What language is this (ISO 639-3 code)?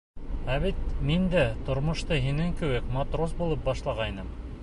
bak